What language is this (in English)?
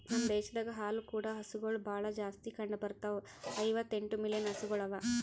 Kannada